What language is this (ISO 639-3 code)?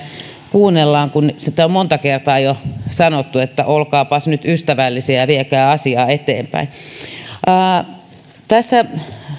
fin